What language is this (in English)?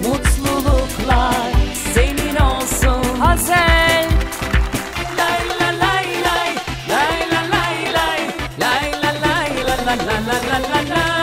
Turkish